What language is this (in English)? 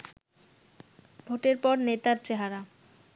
Bangla